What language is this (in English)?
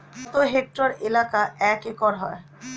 Bangla